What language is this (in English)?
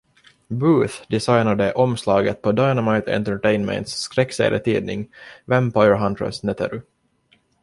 Swedish